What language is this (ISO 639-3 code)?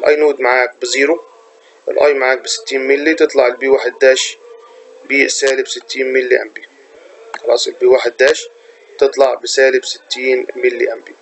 ara